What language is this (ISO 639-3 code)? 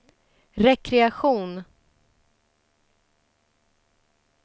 swe